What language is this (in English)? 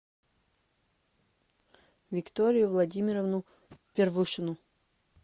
Russian